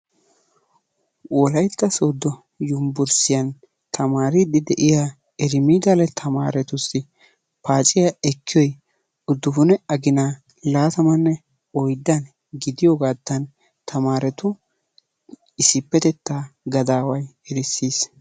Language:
Wolaytta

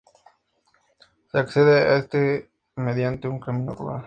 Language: Spanish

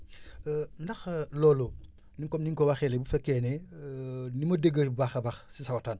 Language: Wolof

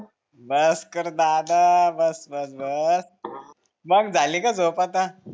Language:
Marathi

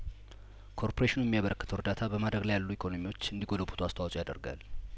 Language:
Amharic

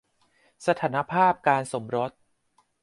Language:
Thai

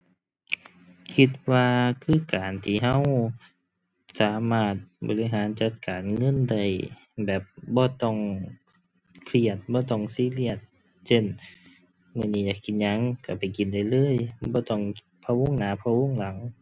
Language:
Thai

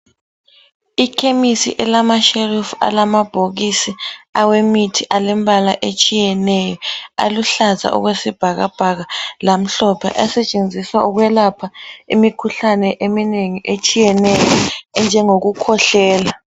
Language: North Ndebele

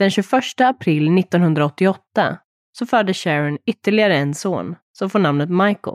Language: Swedish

